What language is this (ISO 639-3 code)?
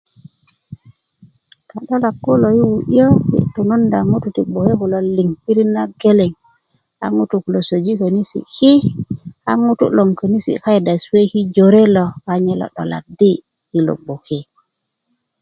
ukv